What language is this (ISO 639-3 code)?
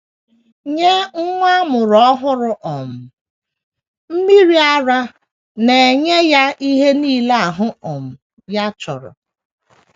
ibo